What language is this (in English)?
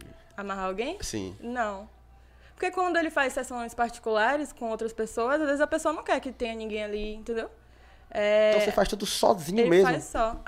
Portuguese